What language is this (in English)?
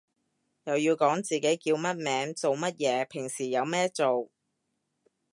Cantonese